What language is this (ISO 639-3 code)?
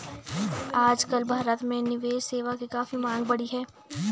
hin